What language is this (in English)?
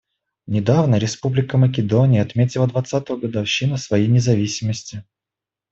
Russian